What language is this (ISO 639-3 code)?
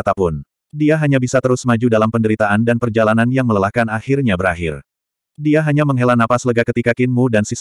ind